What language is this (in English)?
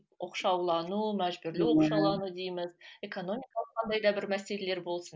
Kazakh